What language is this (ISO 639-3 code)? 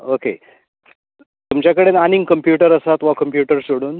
kok